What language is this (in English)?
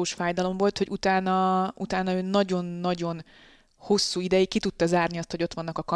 Hungarian